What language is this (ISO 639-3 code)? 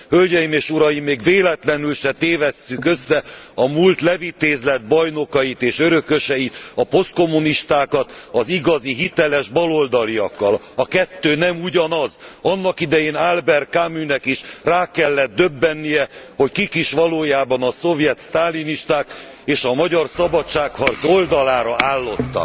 hun